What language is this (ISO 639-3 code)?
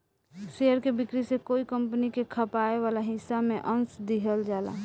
bho